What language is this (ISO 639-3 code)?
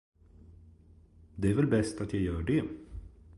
swe